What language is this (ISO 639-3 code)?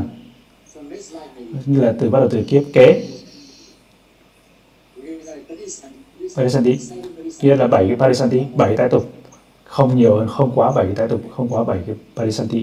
vie